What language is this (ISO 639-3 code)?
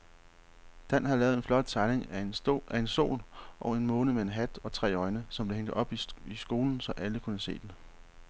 dan